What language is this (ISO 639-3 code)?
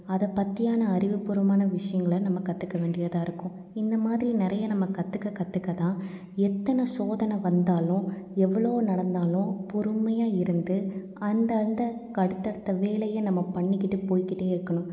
tam